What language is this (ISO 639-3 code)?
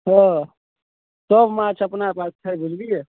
mai